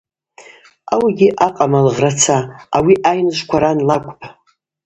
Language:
Abaza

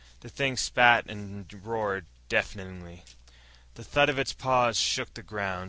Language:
English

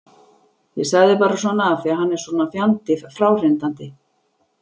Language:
Icelandic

